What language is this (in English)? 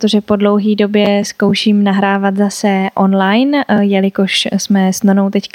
Czech